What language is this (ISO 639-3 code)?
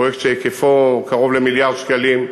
heb